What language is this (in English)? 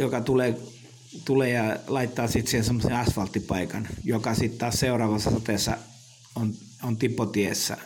Finnish